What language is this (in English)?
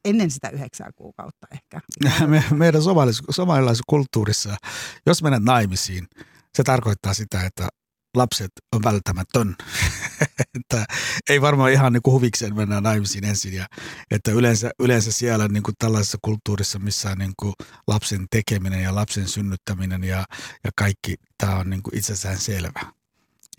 Finnish